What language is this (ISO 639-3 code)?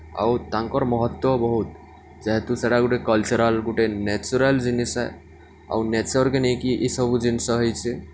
ori